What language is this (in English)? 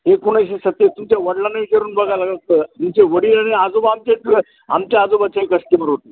Marathi